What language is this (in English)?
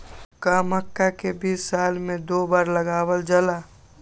Magahi